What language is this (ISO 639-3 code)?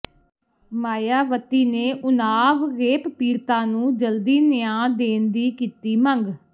pan